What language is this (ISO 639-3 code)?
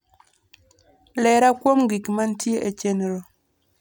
luo